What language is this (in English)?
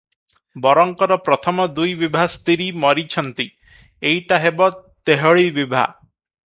Odia